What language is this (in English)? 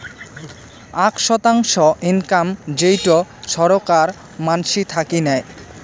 Bangla